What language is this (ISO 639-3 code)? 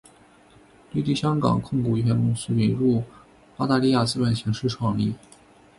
zho